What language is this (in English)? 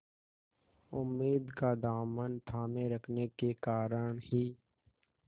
Hindi